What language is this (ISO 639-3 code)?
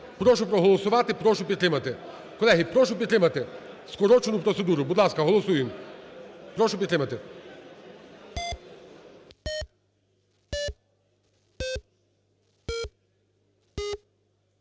ukr